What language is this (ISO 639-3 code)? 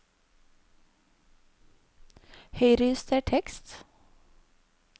nor